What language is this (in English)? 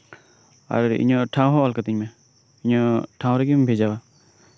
Santali